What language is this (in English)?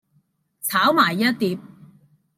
Cantonese